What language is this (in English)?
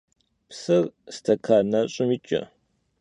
Kabardian